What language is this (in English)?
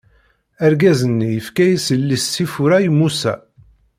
Kabyle